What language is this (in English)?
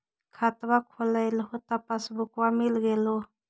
Magahi